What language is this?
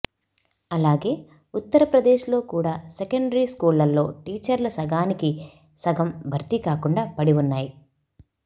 Telugu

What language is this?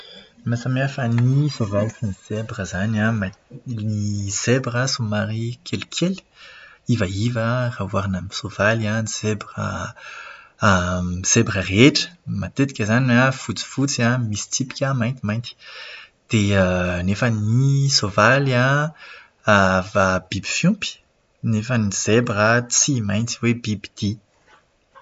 Malagasy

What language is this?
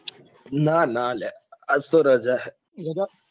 Gujarati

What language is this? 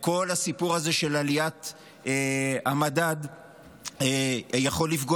Hebrew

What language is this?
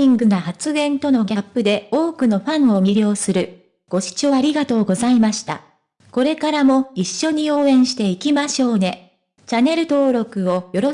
Japanese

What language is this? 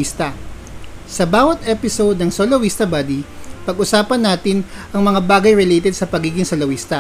Filipino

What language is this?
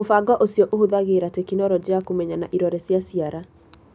Kikuyu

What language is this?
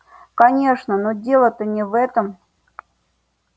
Russian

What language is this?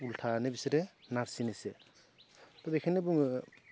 Bodo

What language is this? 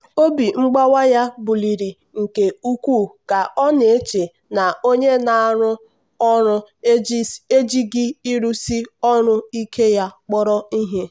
Igbo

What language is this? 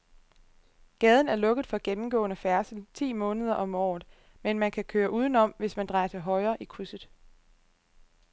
Danish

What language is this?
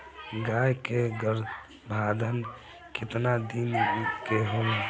Bhojpuri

